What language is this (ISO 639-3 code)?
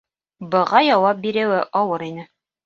bak